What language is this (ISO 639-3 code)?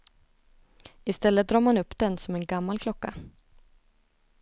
swe